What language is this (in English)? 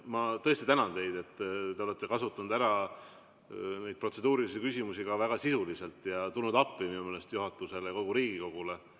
Estonian